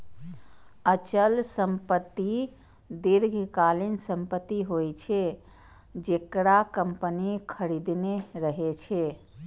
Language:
Maithili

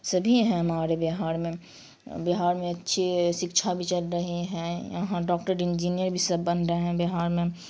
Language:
Urdu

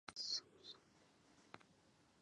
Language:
Chinese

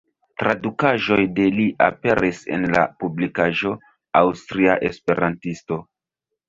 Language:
Esperanto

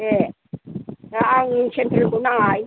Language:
Bodo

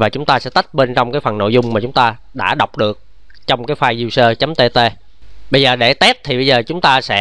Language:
Vietnamese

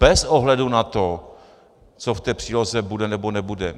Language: Czech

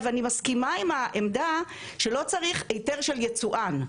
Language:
Hebrew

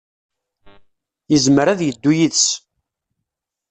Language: Kabyle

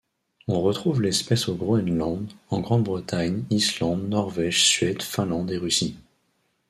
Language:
French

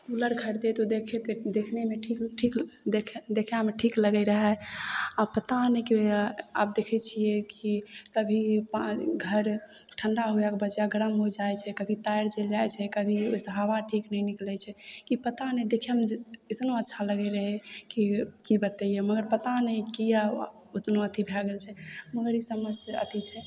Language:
Maithili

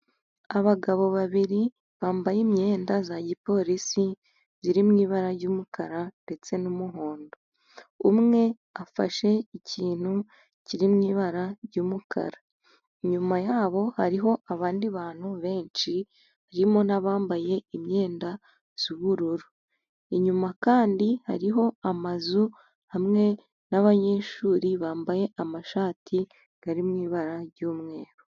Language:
Kinyarwanda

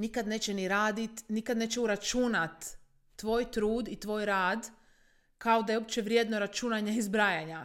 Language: Croatian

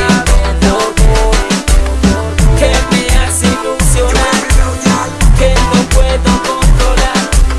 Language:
Dutch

